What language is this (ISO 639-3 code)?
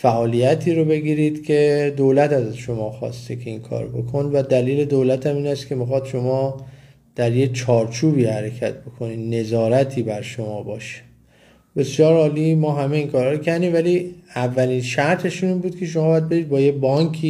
fas